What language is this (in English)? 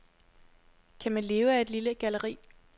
Danish